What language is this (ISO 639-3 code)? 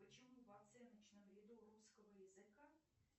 rus